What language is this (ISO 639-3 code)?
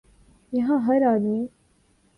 urd